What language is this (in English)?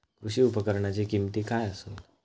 Marathi